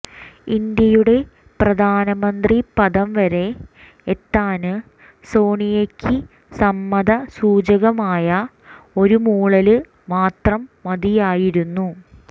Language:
Malayalam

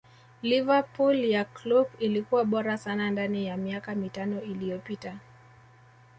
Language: Swahili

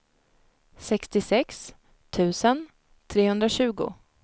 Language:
Swedish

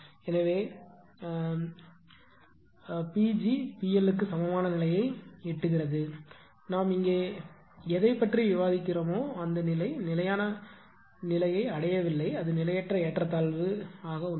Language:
Tamil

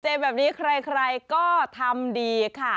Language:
Thai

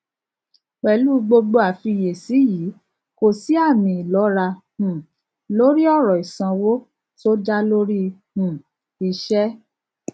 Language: Yoruba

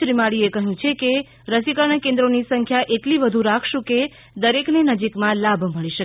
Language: Gujarati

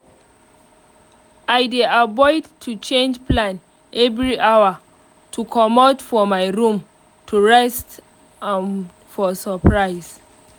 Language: Nigerian Pidgin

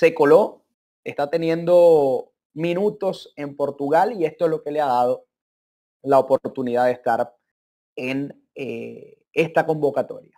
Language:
Spanish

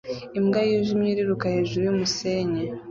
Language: Kinyarwanda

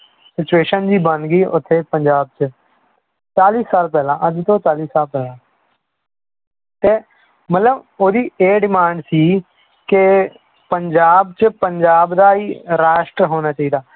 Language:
Punjabi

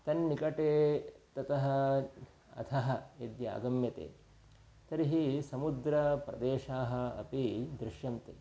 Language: Sanskrit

